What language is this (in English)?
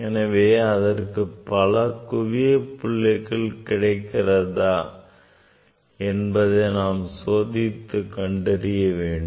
Tamil